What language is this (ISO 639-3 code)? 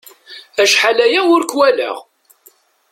kab